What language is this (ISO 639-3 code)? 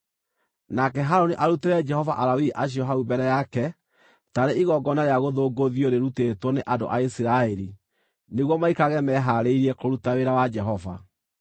kik